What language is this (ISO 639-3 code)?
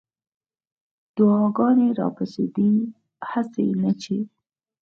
pus